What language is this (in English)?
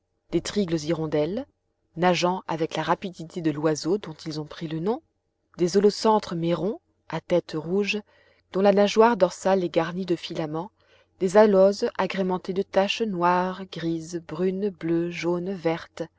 French